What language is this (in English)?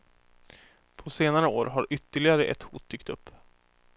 Swedish